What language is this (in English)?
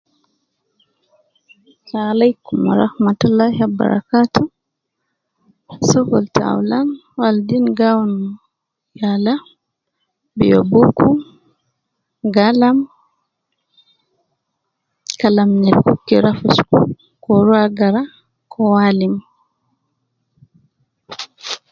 Nubi